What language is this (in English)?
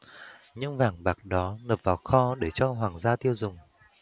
Vietnamese